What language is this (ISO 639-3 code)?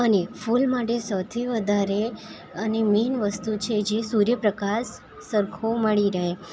guj